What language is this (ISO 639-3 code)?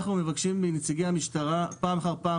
heb